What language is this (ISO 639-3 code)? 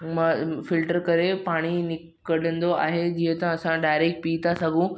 snd